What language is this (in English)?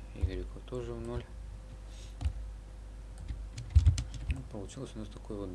Russian